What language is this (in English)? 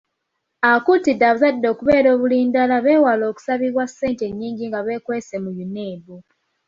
Ganda